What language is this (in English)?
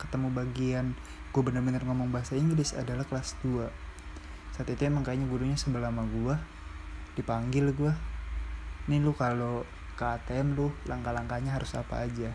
Indonesian